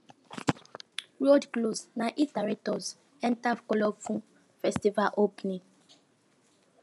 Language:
Nigerian Pidgin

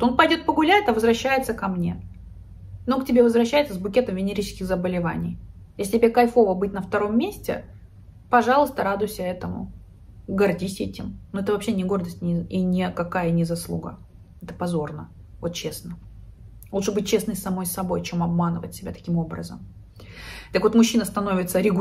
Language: Russian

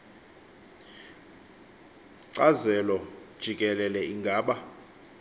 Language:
Xhosa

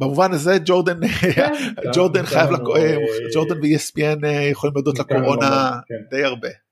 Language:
Hebrew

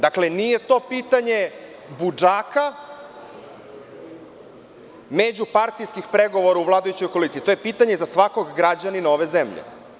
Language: Serbian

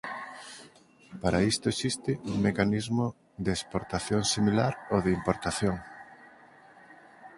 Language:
Galician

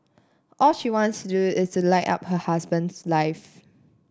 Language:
English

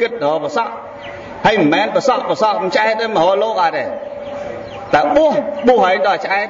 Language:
Vietnamese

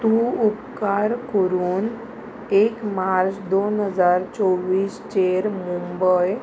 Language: Konkani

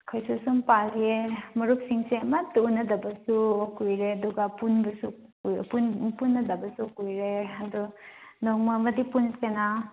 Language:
Manipuri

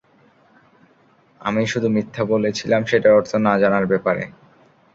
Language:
Bangla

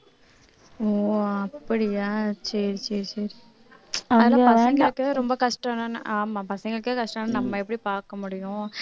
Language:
Tamil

